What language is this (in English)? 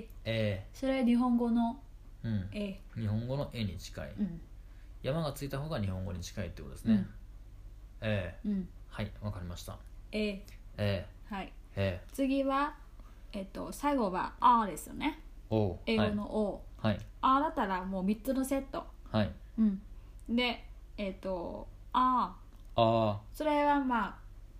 Japanese